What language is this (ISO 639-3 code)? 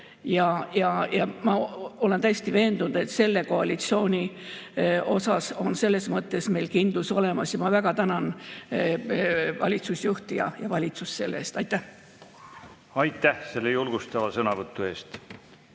est